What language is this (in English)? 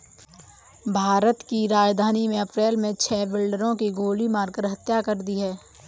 Hindi